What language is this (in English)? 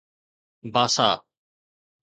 Sindhi